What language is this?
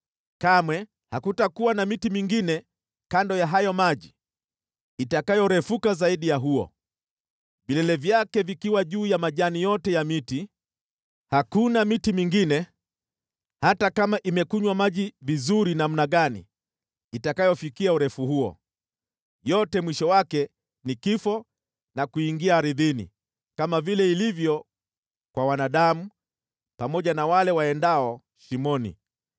Swahili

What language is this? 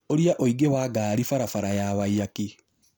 Kikuyu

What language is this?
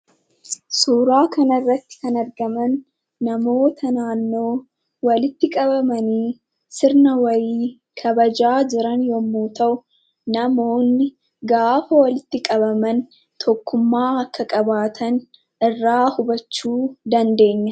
Oromo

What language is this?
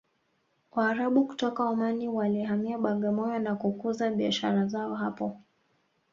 Swahili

